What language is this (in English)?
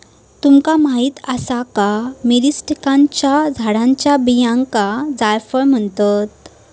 Marathi